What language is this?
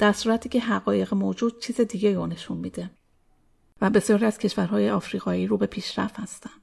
Persian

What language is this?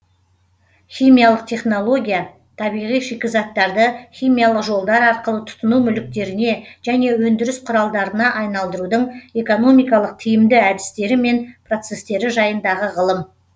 Kazakh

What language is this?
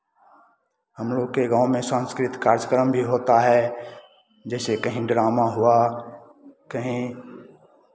Hindi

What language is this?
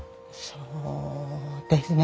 Japanese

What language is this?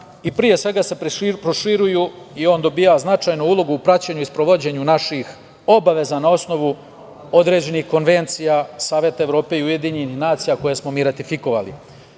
Serbian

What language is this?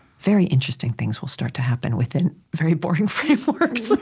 English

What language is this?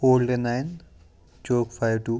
Kashmiri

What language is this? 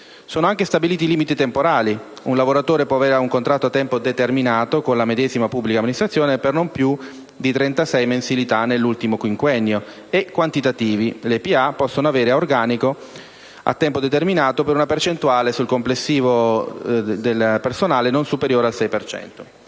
Italian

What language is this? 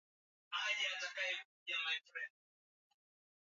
Swahili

